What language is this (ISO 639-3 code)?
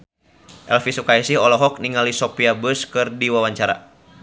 sun